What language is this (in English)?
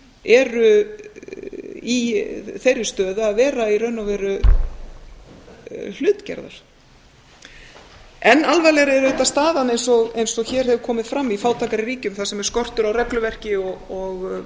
Icelandic